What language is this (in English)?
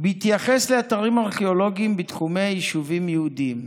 Hebrew